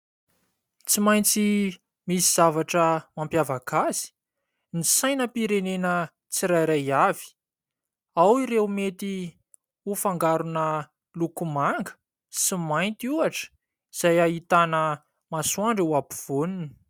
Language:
Malagasy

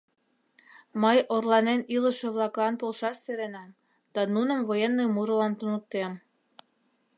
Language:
Mari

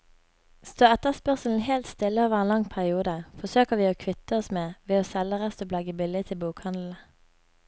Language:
Norwegian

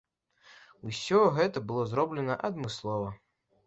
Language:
Belarusian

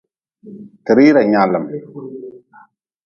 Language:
Nawdm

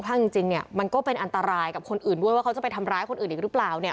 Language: Thai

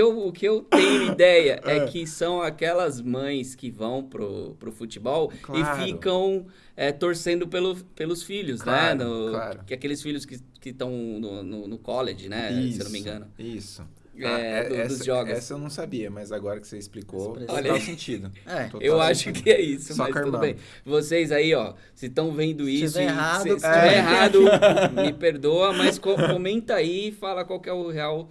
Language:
Portuguese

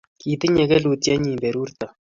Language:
Kalenjin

